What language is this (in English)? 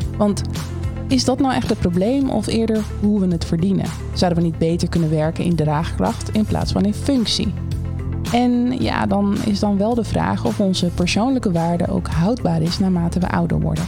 Dutch